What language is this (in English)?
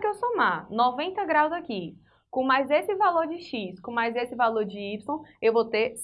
Portuguese